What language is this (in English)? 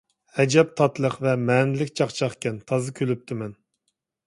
Uyghur